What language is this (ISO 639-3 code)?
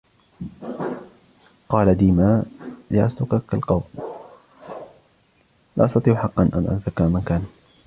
ara